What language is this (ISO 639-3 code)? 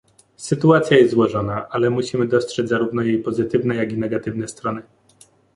pol